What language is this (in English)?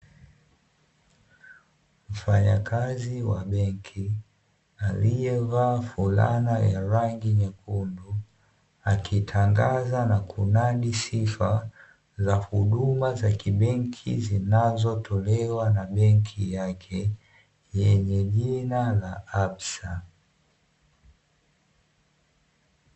Swahili